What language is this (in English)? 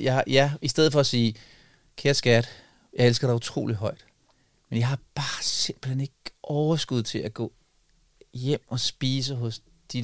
Danish